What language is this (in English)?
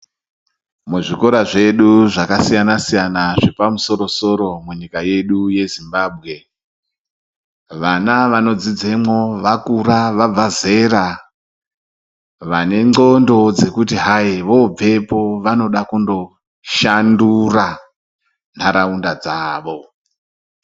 Ndau